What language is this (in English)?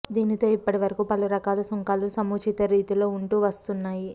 Telugu